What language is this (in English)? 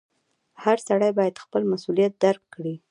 Pashto